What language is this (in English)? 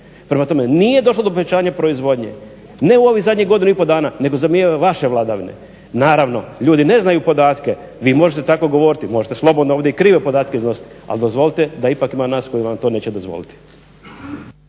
Croatian